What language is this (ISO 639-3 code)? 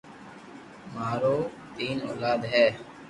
lrk